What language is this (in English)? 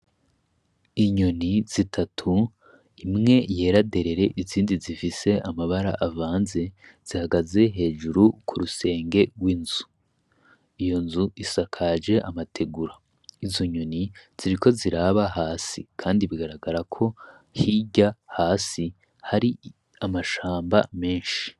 Rundi